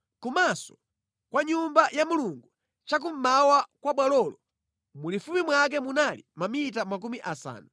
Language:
Nyanja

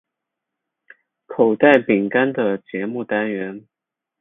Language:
Chinese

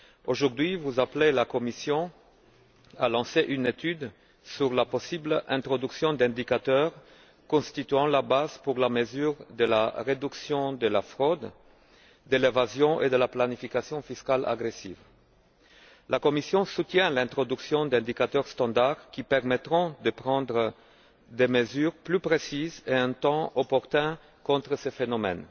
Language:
French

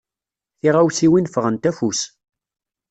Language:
Kabyle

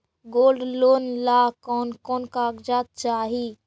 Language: Magahi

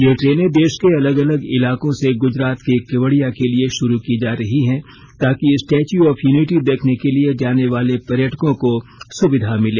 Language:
Hindi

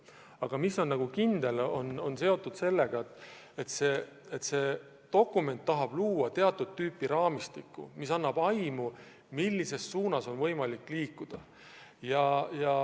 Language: Estonian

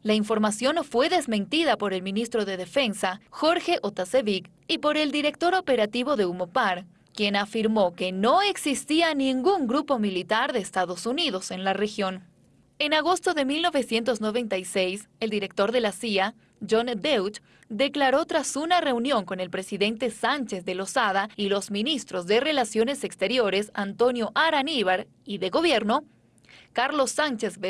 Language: Spanish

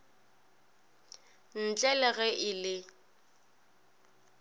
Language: Northern Sotho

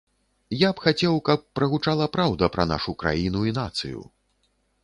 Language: Belarusian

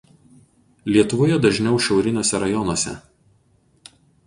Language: Lithuanian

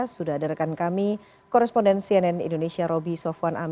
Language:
Indonesian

